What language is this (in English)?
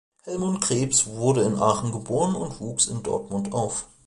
German